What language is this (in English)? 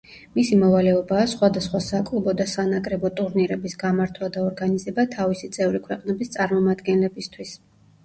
Georgian